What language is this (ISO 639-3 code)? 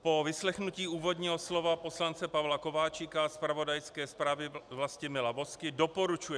ces